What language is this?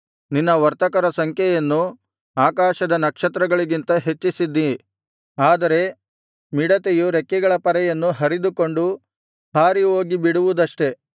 Kannada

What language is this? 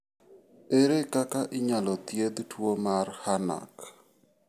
Luo (Kenya and Tanzania)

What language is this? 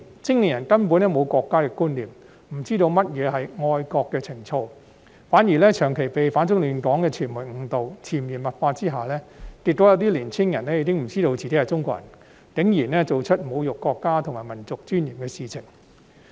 Cantonese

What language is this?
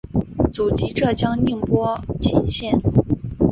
Chinese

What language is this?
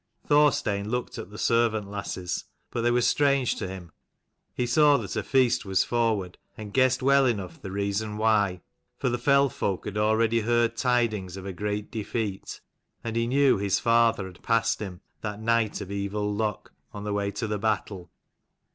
English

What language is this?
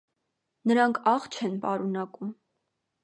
Armenian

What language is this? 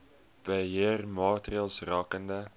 Afrikaans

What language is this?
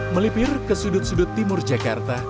Indonesian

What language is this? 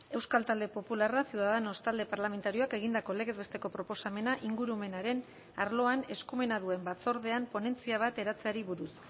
Basque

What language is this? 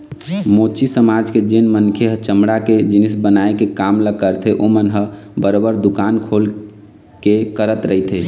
Chhattisgarhi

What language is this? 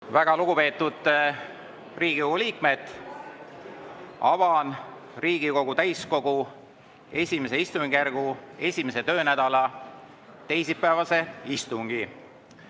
Estonian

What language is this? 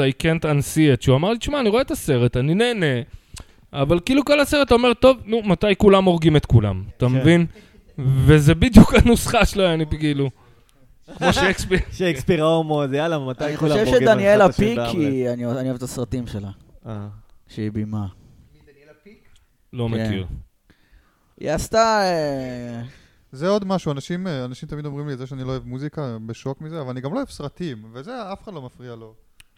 Hebrew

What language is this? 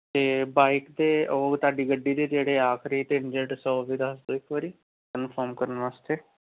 Punjabi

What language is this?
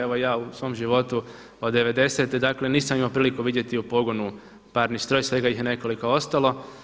Croatian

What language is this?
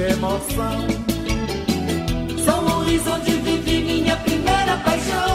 Romanian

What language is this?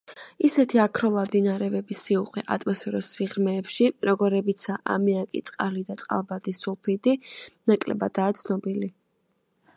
Georgian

